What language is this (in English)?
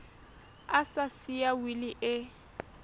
Southern Sotho